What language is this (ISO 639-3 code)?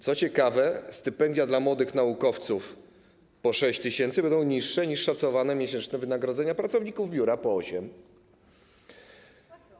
pol